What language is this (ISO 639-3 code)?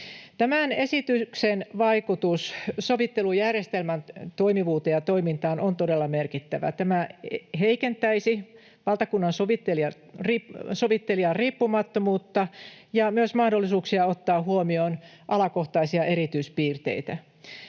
fin